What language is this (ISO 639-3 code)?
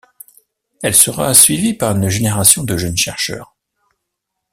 fra